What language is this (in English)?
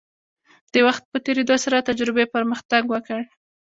Pashto